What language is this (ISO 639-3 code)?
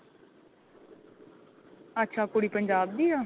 pan